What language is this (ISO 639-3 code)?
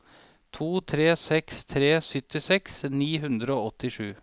nor